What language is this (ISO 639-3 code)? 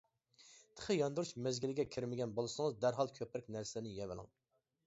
uig